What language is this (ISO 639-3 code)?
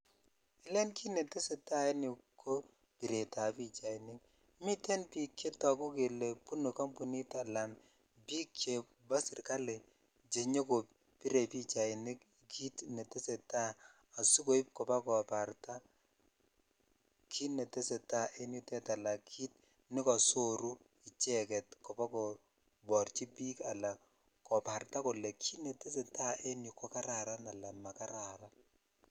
kln